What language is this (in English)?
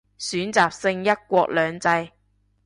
Cantonese